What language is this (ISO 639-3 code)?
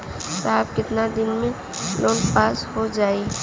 bho